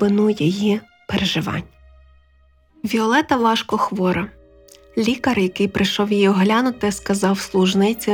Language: Ukrainian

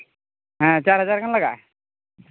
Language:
Santali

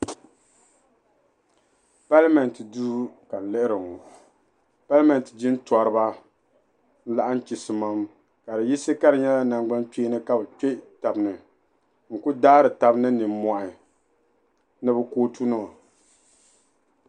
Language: Dagbani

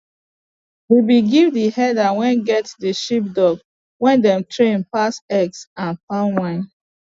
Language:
Nigerian Pidgin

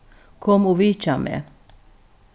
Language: Faroese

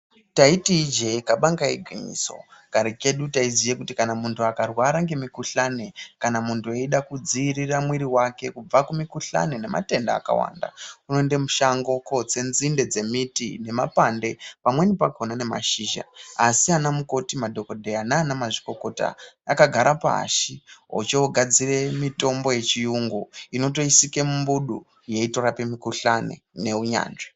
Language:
Ndau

